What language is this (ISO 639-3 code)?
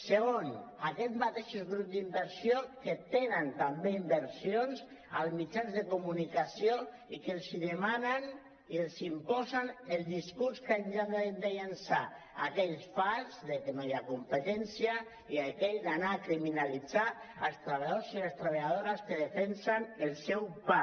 cat